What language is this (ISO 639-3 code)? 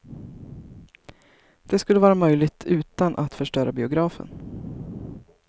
swe